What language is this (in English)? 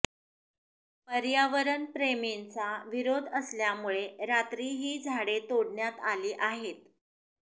Marathi